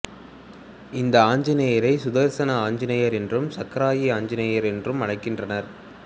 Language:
Tamil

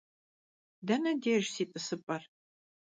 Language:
Kabardian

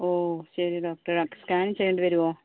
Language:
Malayalam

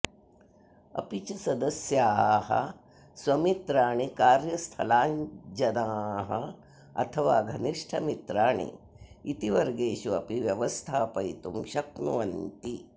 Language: Sanskrit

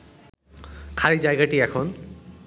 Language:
Bangla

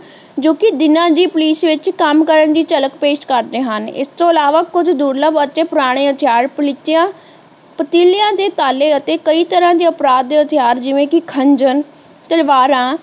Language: Punjabi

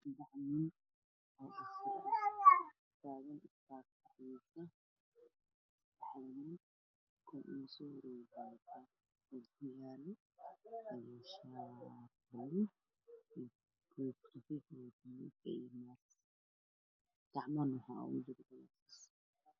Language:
Somali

